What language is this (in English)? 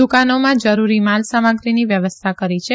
Gujarati